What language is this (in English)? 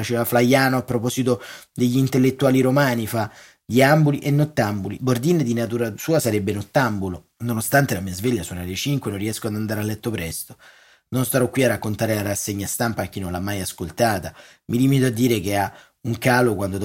Italian